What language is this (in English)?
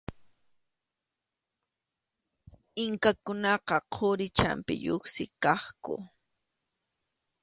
Arequipa-La Unión Quechua